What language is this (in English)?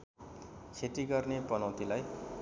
Nepali